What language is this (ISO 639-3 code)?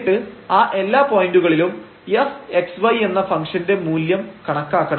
mal